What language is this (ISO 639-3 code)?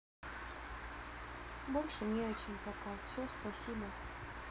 rus